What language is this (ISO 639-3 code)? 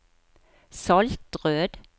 nor